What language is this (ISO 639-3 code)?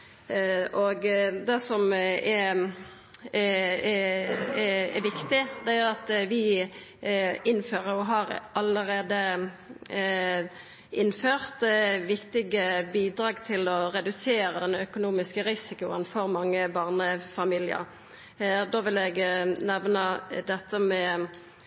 nno